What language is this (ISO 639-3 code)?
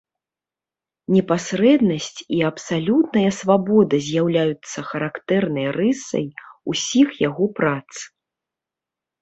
bel